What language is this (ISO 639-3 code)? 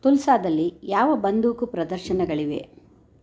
kan